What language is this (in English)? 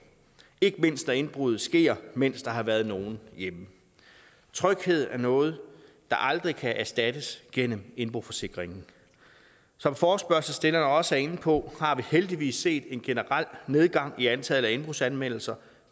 Danish